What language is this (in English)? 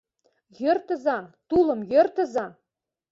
Mari